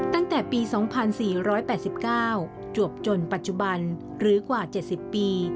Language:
Thai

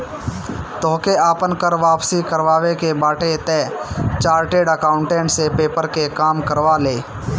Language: Bhojpuri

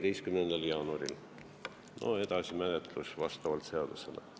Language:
Estonian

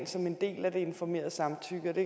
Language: Danish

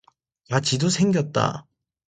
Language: Korean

